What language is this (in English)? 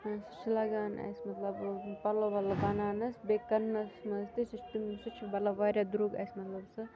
Kashmiri